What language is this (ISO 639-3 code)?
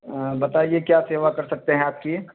hin